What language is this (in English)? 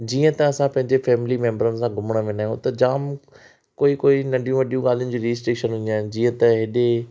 Sindhi